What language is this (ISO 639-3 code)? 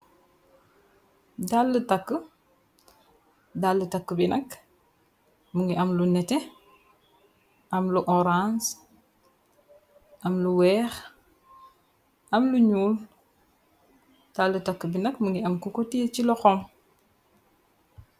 wol